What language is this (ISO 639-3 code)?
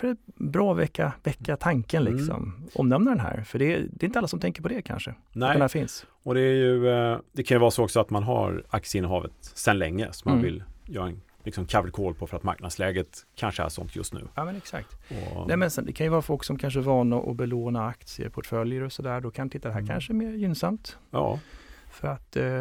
swe